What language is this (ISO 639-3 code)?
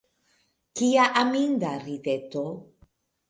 epo